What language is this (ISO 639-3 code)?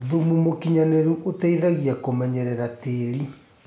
kik